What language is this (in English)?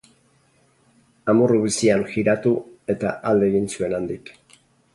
Basque